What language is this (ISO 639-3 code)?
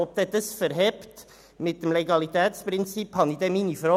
gsw